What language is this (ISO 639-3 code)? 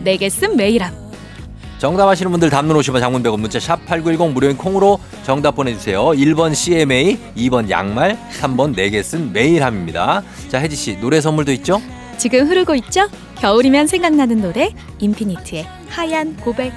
kor